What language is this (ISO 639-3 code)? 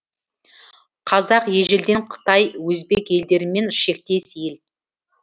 kaz